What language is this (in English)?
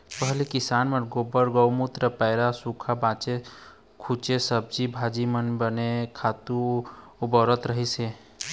Chhattisgarhi